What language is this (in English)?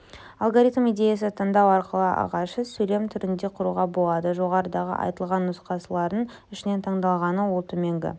Kazakh